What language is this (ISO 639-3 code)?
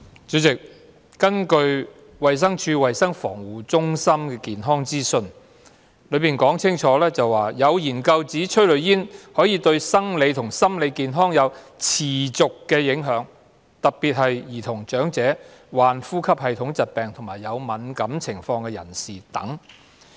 yue